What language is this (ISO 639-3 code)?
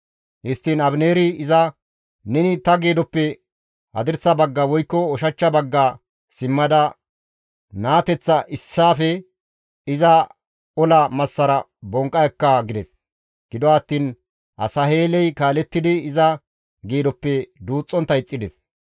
gmv